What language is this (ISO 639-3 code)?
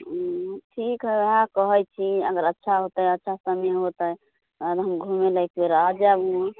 mai